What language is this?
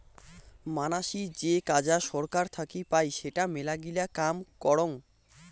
Bangla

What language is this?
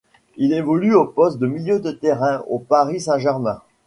French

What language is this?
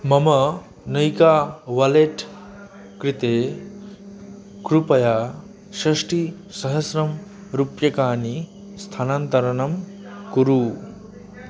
Sanskrit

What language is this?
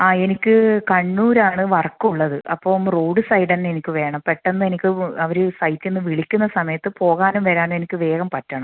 Malayalam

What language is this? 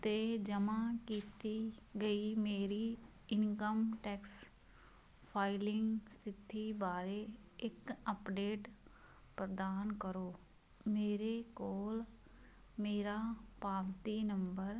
Punjabi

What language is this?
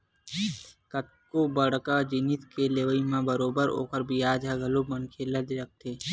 Chhattisgarhi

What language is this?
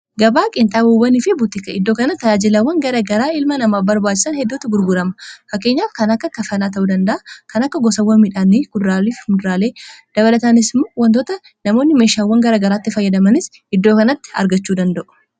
Oromo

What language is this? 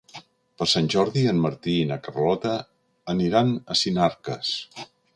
Catalan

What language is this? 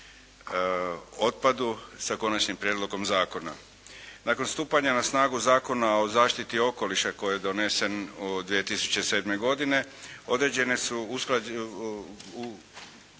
Croatian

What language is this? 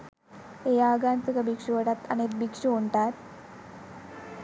Sinhala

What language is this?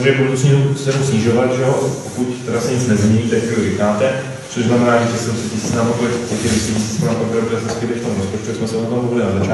Czech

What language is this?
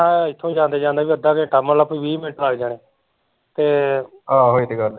Punjabi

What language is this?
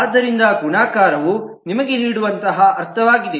Kannada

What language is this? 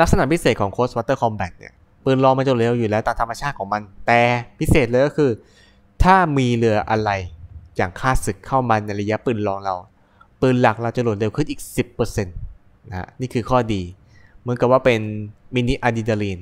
Thai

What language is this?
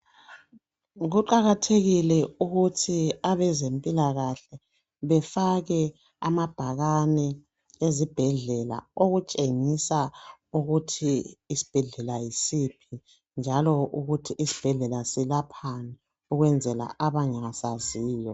North Ndebele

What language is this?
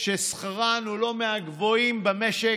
Hebrew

